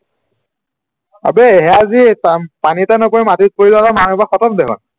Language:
Assamese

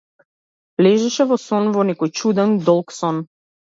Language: Macedonian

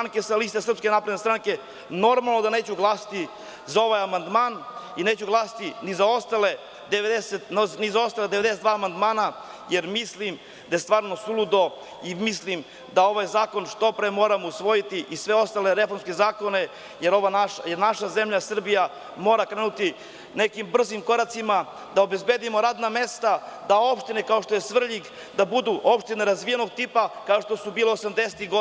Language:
Serbian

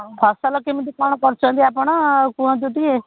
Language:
Odia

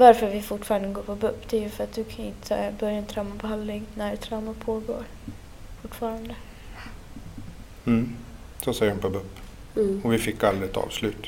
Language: Swedish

